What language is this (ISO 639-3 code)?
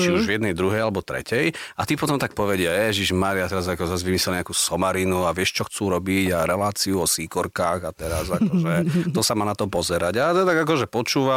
slk